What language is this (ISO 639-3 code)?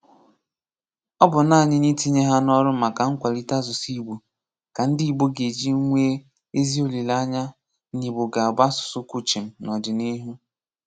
ibo